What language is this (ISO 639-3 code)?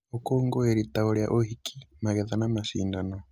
kik